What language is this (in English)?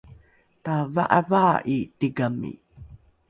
Rukai